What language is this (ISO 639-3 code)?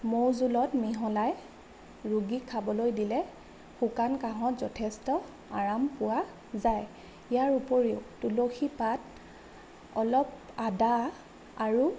asm